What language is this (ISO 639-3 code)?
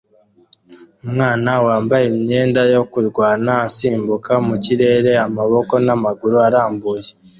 kin